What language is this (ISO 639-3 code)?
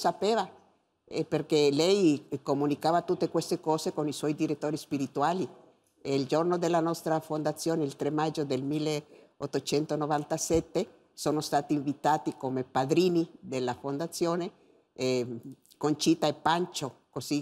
ita